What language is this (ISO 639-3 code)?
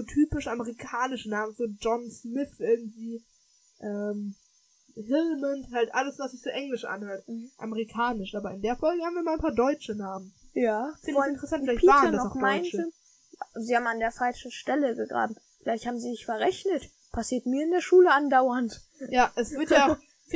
deu